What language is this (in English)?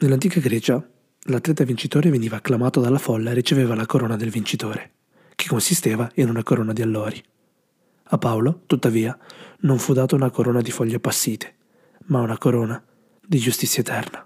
Italian